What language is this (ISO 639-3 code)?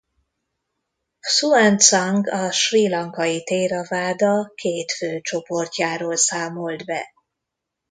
hun